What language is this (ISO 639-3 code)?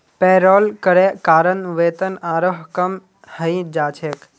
mag